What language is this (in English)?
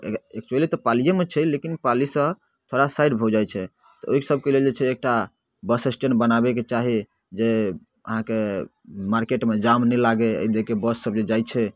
Maithili